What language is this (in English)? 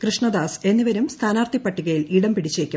Malayalam